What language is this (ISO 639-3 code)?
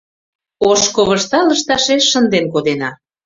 chm